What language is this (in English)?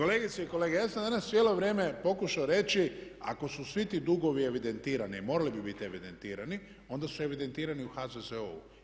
Croatian